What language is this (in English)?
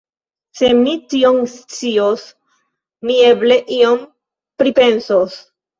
Esperanto